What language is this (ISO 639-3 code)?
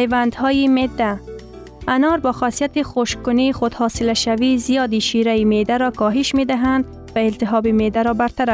fas